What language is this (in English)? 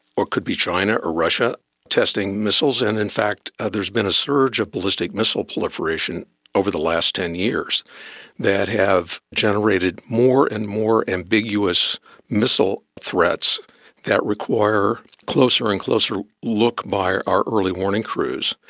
English